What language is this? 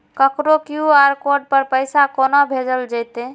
Maithili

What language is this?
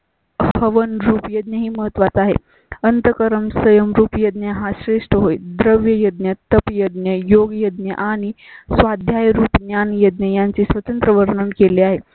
Marathi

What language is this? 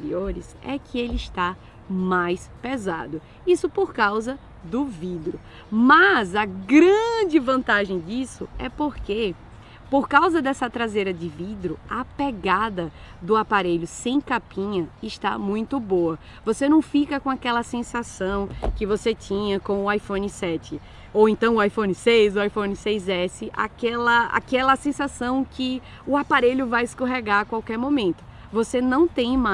Portuguese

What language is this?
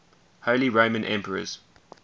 English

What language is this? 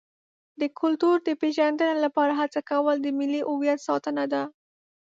Pashto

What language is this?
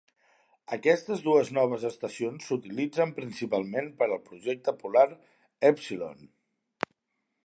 Catalan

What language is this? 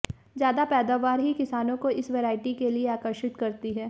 Hindi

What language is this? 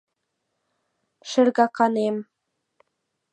Mari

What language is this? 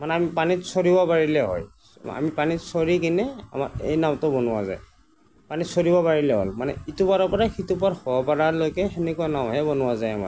Assamese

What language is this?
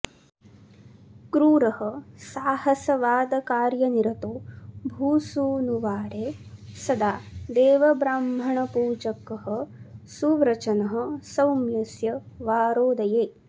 Sanskrit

